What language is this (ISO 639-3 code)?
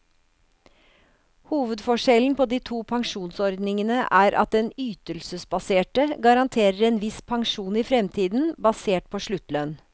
nor